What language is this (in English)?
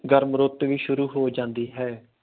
Punjabi